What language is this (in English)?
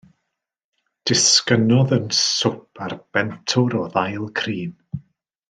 Welsh